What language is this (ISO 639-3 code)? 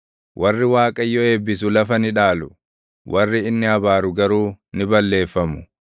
orm